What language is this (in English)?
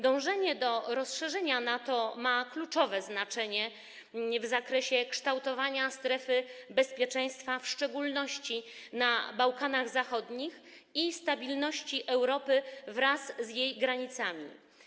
Polish